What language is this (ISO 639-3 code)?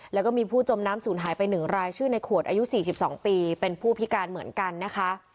tha